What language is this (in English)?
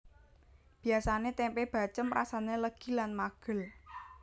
Javanese